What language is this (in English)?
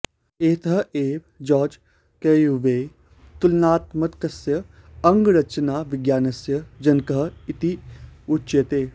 Sanskrit